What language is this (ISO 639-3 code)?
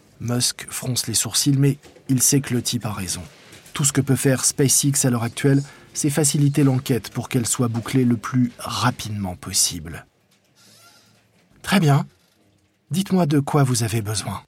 fra